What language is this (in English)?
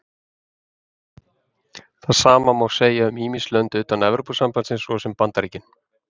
Icelandic